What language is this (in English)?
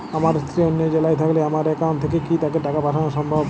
Bangla